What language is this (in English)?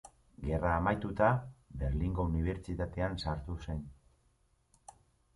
Basque